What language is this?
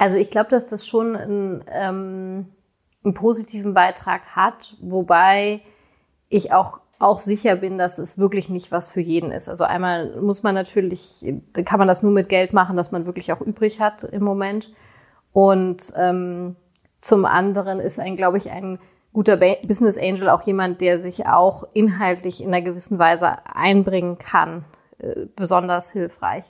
German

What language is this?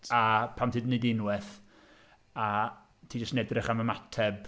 Welsh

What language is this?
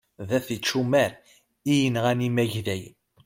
Kabyle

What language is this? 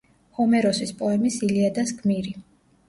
Georgian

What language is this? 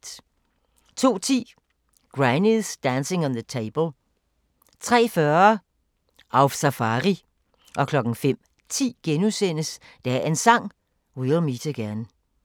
Danish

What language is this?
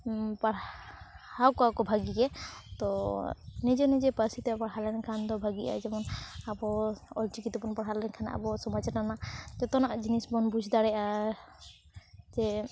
Santali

